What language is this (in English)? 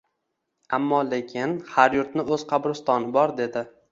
Uzbek